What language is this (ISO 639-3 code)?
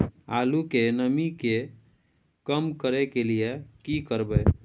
mai